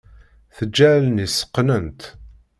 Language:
Kabyle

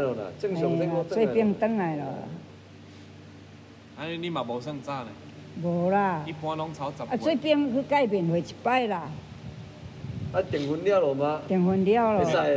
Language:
Chinese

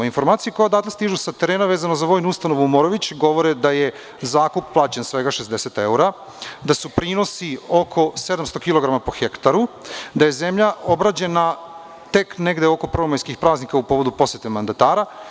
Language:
Serbian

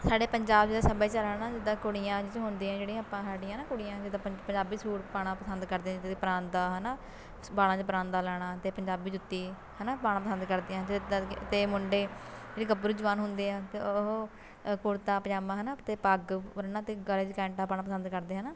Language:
Punjabi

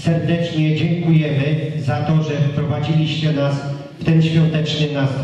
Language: Polish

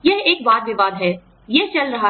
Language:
Hindi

